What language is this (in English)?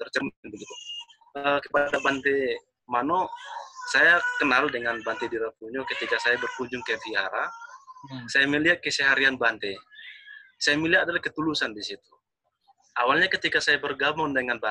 Indonesian